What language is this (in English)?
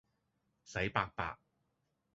Cantonese